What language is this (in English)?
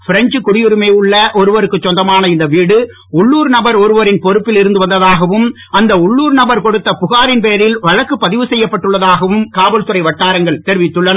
Tamil